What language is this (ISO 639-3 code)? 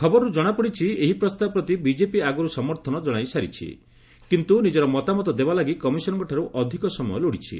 ori